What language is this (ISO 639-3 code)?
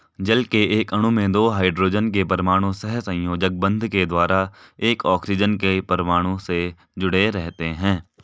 hin